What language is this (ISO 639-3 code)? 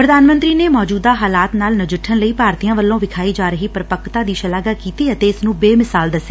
pan